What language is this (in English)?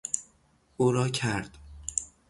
Persian